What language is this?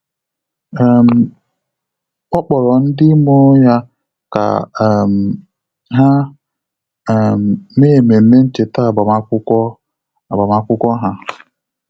Igbo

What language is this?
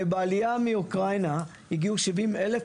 Hebrew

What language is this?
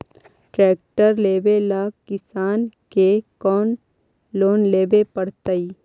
Magahi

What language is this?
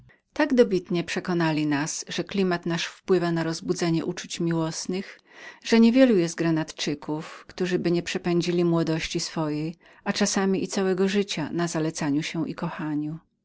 Polish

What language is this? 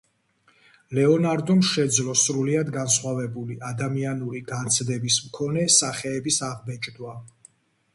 Georgian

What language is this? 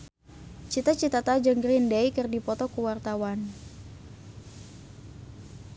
Sundanese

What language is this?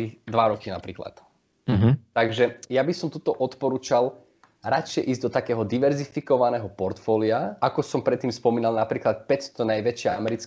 Slovak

